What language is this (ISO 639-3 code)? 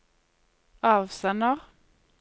nor